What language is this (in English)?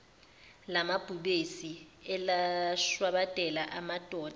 Zulu